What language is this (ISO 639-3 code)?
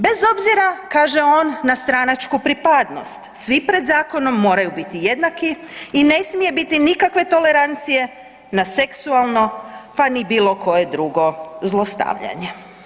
hrv